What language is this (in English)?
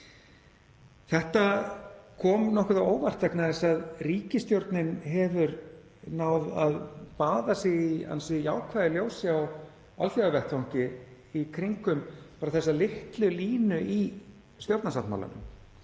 Icelandic